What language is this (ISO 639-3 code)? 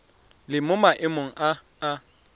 tsn